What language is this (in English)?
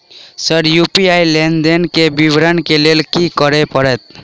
Maithili